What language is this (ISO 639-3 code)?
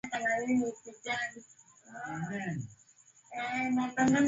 swa